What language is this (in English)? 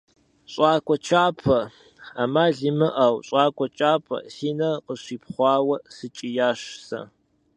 Kabardian